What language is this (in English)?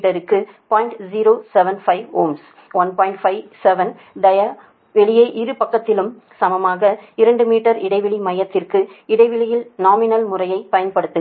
Tamil